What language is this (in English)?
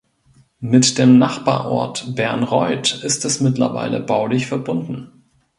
German